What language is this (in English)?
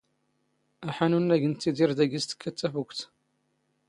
Standard Moroccan Tamazight